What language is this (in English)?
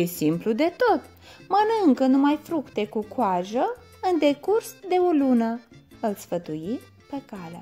Romanian